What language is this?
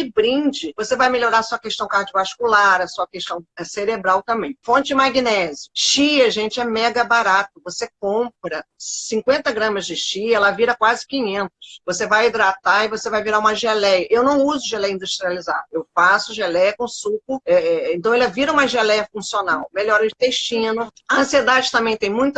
Portuguese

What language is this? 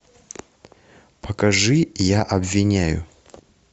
Russian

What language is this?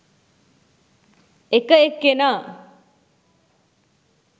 Sinhala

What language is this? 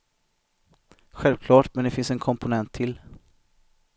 Swedish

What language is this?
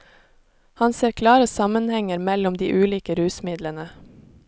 Norwegian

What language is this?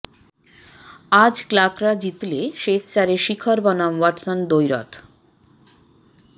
Bangla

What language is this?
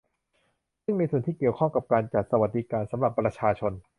Thai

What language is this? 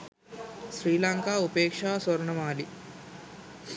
Sinhala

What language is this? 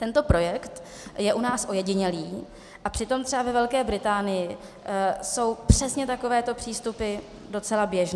Czech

